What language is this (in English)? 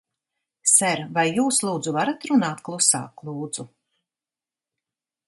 Latvian